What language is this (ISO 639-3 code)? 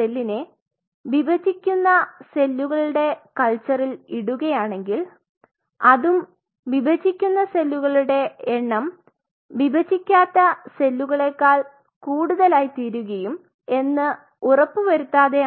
mal